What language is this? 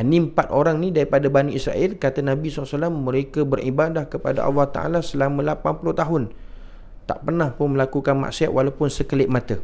Malay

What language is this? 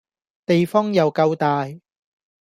Cantonese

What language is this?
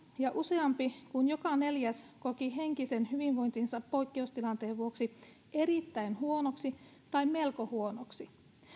Finnish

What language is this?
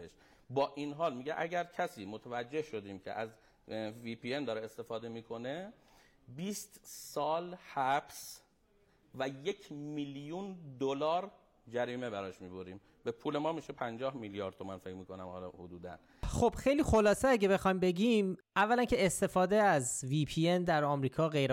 Persian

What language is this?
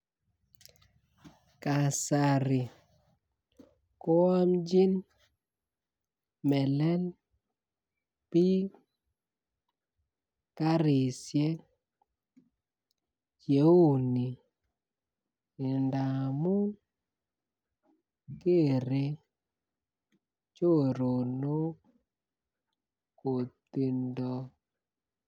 Kalenjin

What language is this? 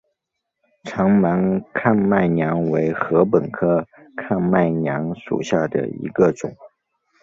Chinese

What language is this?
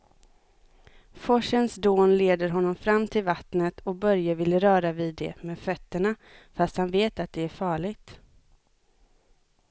Swedish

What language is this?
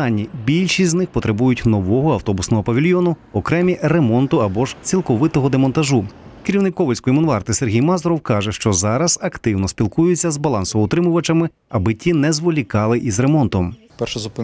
Ukrainian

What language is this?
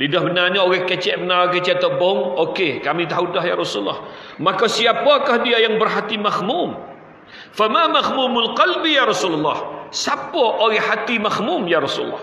Malay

